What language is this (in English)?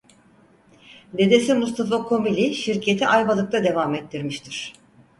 Turkish